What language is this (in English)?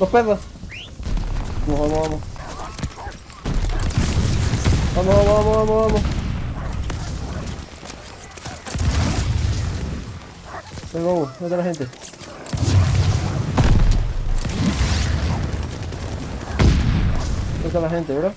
Spanish